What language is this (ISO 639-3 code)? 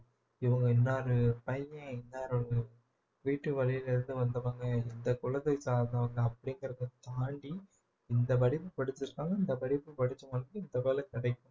tam